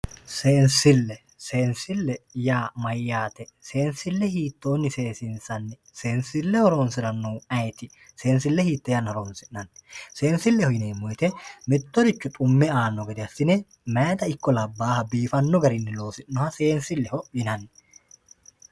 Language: Sidamo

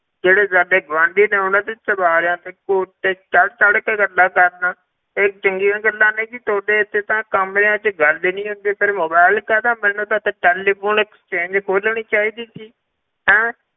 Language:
Punjabi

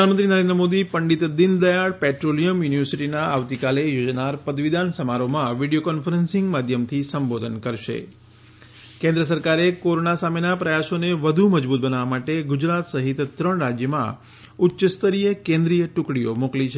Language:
Gujarati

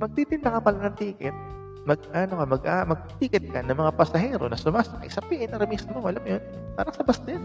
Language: Filipino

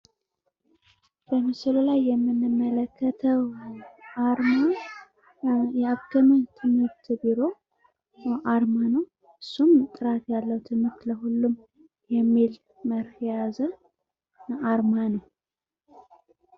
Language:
Amharic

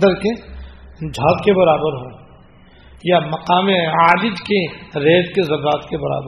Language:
Urdu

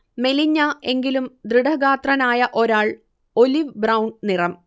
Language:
Malayalam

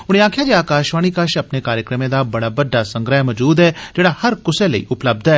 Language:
Dogri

